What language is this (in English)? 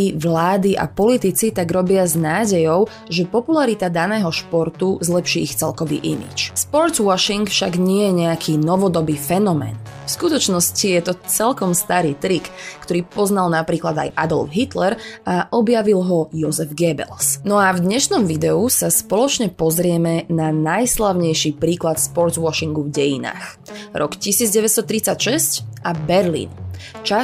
Slovak